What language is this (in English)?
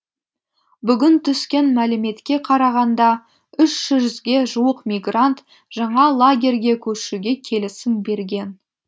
Kazakh